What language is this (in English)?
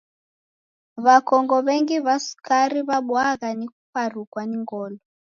Taita